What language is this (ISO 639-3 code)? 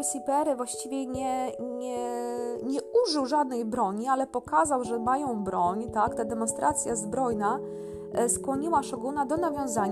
pol